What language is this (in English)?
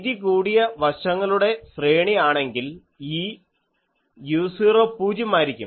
Malayalam